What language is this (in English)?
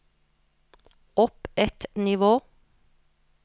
Norwegian